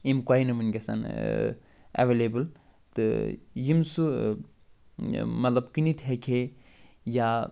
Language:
Kashmiri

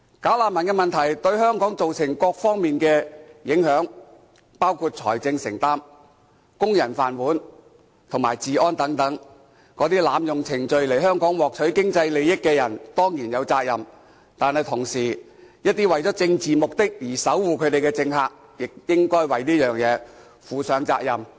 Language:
Cantonese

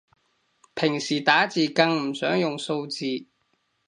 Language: Cantonese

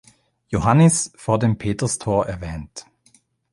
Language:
German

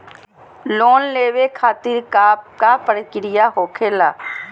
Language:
Magahi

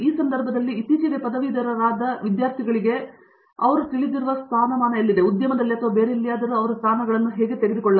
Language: Kannada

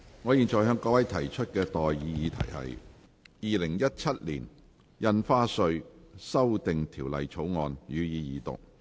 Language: Cantonese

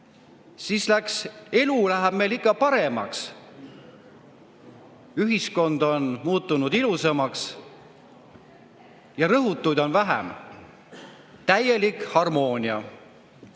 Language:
Estonian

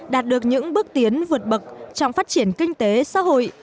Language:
Vietnamese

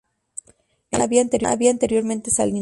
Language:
Spanish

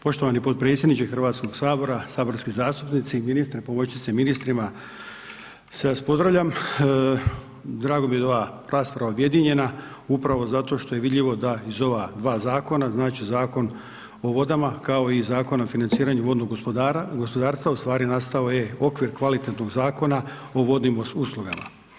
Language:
Croatian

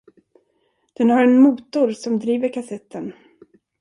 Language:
Swedish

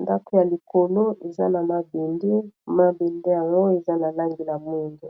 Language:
Lingala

